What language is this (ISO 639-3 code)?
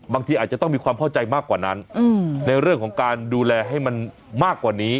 tha